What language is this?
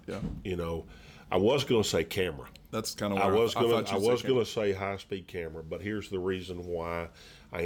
English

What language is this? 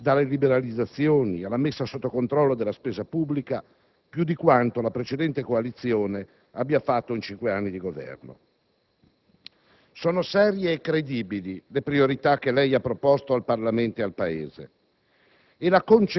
Italian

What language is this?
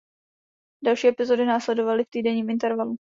Czech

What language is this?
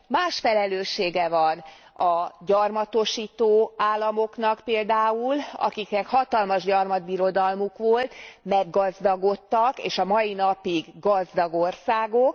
Hungarian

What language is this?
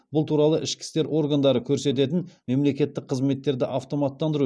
Kazakh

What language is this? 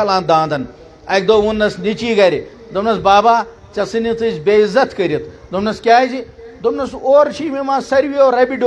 Romanian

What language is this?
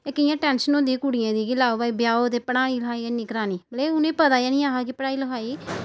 Dogri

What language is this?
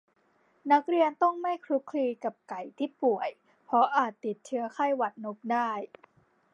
Thai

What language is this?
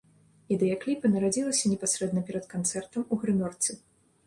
Belarusian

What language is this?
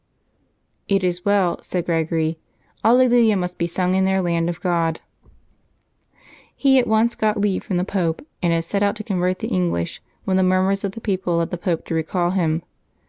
English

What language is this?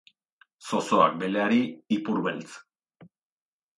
Basque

